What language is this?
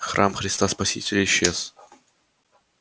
Russian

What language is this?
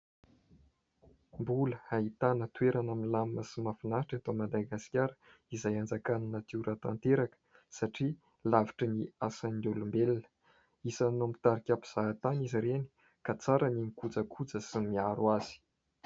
Malagasy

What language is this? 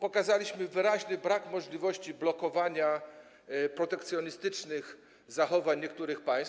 Polish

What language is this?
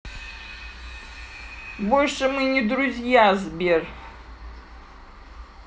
Russian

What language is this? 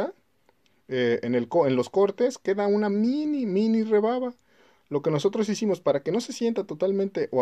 Spanish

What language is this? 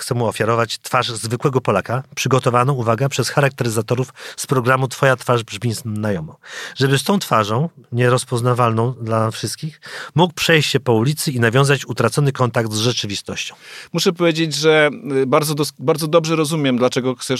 Polish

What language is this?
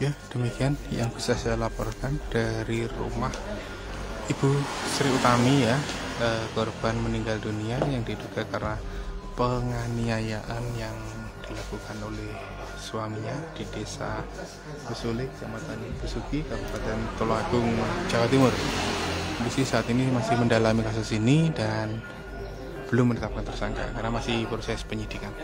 Indonesian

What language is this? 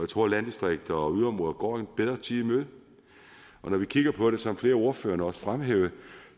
Danish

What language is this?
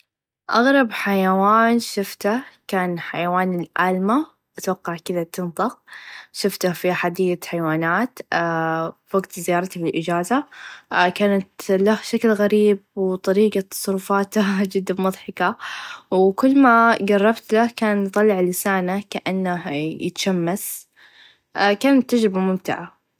Najdi Arabic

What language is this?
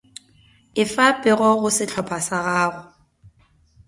Northern Sotho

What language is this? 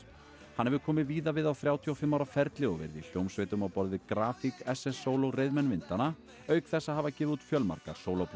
Icelandic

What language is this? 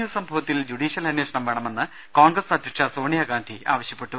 Malayalam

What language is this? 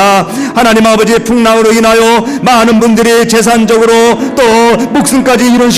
Korean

